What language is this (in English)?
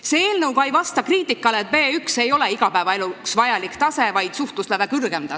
Estonian